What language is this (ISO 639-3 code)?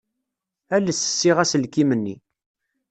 kab